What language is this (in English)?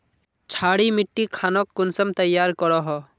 Magahi